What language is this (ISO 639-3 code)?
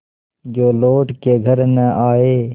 hin